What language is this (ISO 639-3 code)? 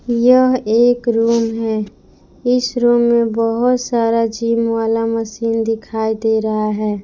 hin